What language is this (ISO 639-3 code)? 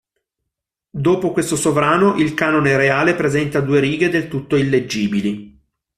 ita